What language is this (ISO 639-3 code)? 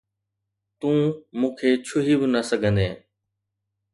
snd